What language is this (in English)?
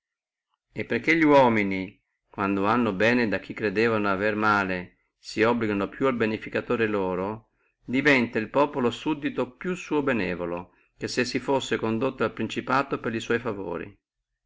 Italian